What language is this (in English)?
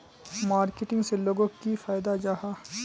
Magahi